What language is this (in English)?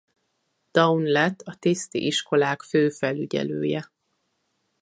Hungarian